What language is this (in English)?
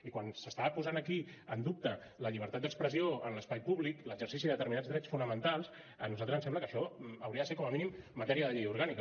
Catalan